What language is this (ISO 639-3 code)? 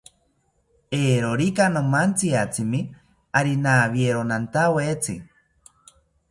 cpy